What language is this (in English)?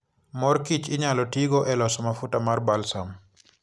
Luo (Kenya and Tanzania)